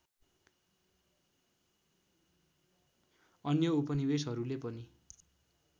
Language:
Nepali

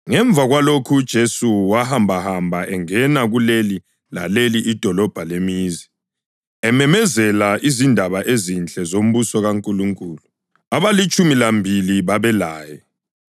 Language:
North Ndebele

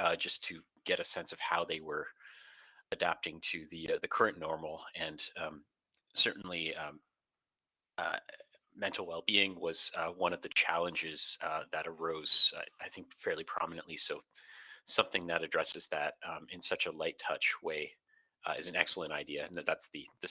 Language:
English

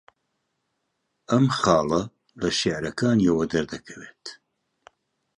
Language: Central Kurdish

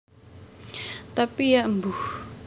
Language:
Javanese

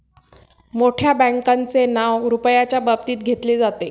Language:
Marathi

